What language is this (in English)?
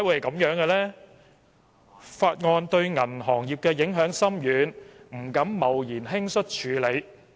Cantonese